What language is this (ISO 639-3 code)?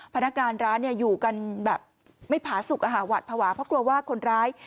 tha